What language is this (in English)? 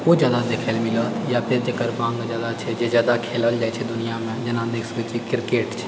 Maithili